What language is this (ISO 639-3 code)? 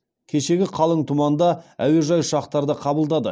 kaz